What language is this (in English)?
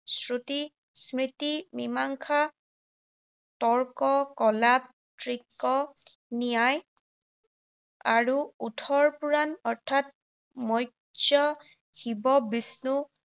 Assamese